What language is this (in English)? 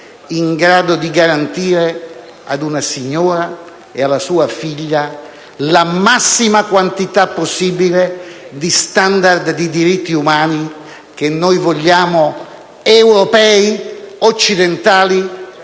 Italian